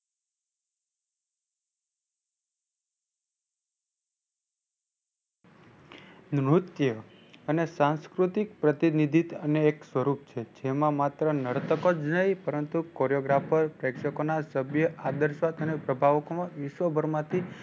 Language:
Gujarati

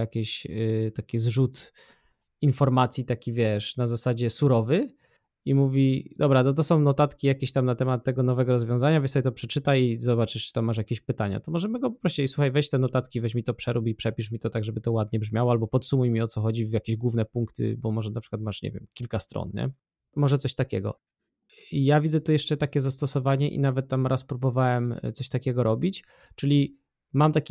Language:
Polish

